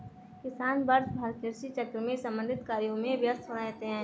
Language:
Hindi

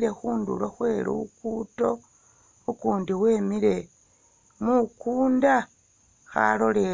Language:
Masaaba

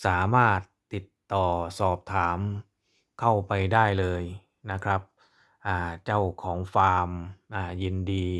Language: Thai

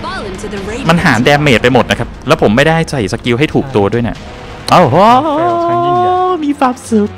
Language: Thai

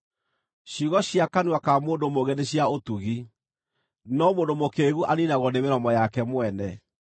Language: Kikuyu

